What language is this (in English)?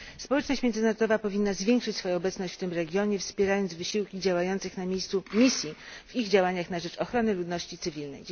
Polish